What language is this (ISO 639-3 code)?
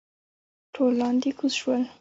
pus